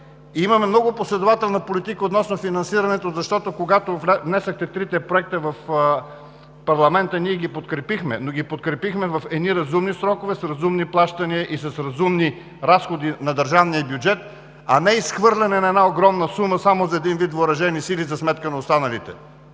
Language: Bulgarian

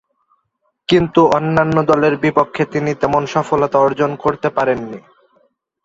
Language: Bangla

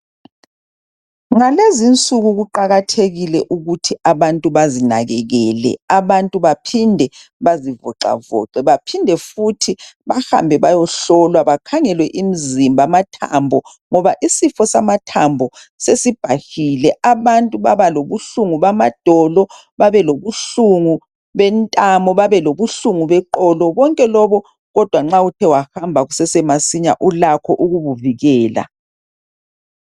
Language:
North Ndebele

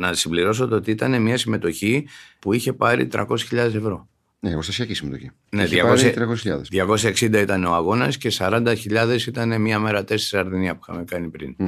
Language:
Greek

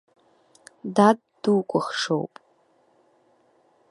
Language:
Abkhazian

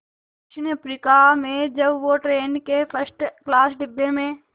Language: Hindi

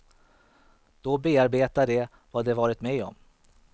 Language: Swedish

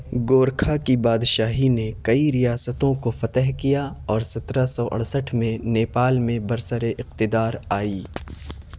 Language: Urdu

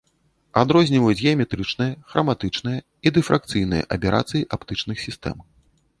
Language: Belarusian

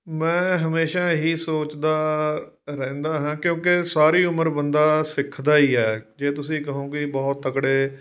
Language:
Punjabi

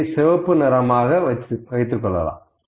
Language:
Tamil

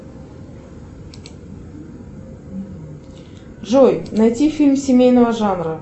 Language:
Russian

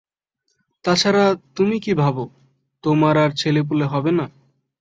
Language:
Bangla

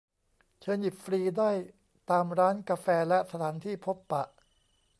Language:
Thai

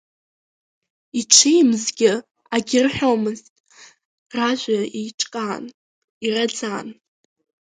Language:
Abkhazian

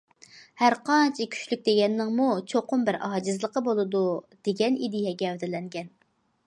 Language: Uyghur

